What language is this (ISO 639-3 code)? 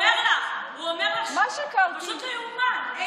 heb